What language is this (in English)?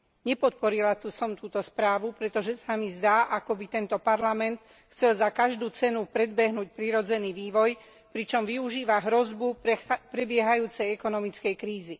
Slovak